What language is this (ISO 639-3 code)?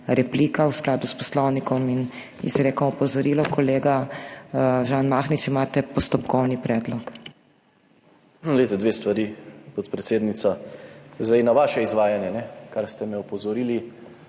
slv